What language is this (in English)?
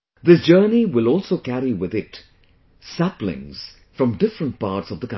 English